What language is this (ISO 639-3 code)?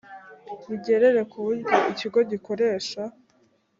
kin